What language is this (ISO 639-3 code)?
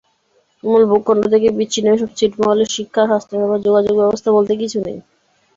ben